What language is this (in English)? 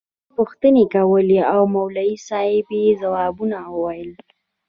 Pashto